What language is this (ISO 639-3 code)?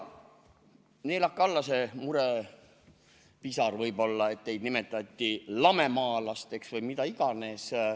est